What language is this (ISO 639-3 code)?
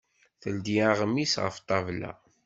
kab